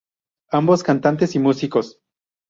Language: Spanish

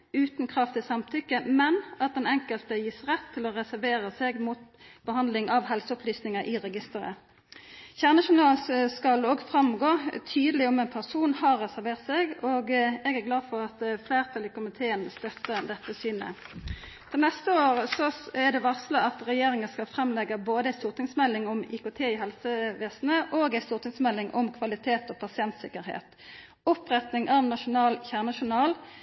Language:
Norwegian Nynorsk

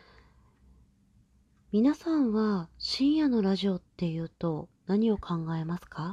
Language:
Japanese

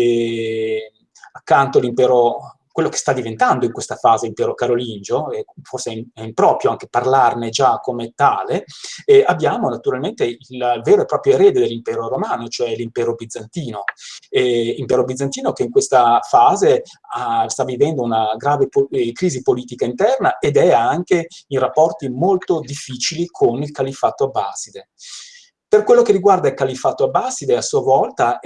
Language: Italian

